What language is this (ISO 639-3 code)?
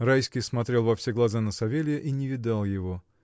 rus